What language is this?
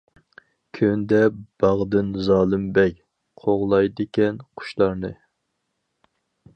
Uyghur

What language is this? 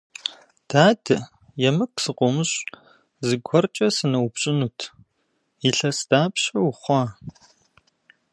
Kabardian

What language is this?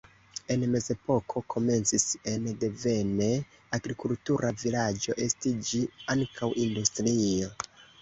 Esperanto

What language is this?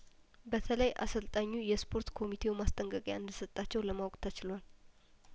Amharic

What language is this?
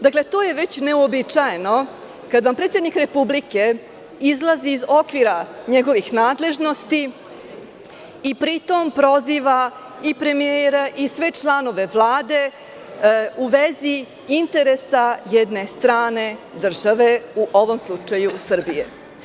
Serbian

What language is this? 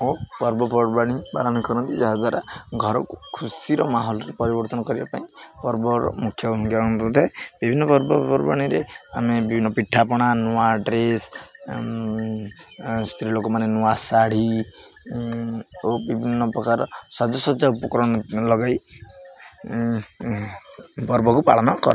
Odia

